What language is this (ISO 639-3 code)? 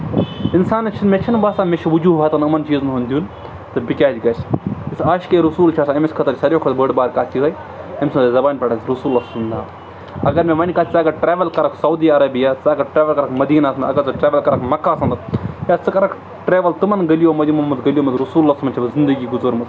kas